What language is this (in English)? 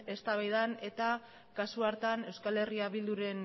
Basque